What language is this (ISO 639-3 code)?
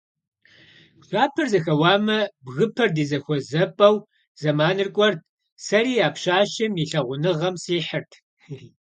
kbd